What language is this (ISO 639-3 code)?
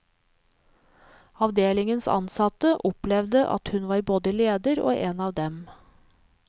nor